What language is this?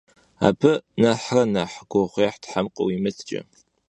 Kabardian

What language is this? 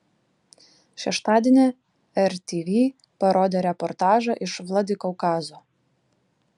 Lithuanian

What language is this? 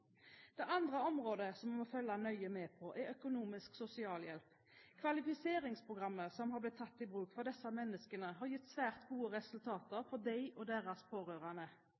Norwegian Bokmål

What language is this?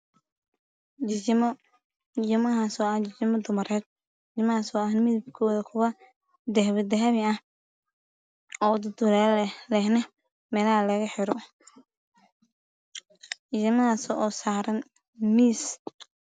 Somali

